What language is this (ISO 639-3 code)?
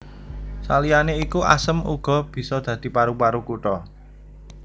jav